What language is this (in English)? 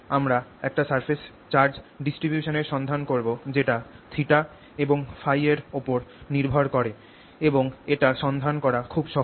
Bangla